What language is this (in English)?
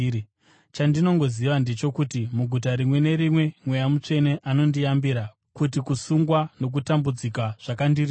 Shona